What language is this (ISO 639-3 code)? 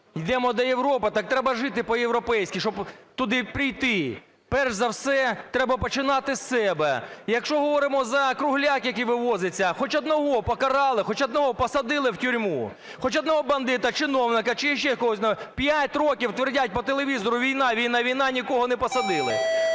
ukr